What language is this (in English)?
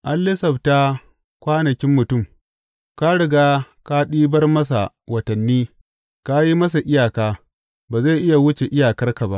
Hausa